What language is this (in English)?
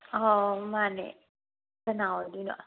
Manipuri